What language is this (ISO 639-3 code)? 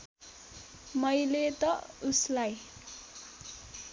nep